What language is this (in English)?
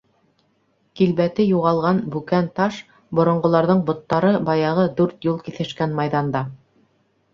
Bashkir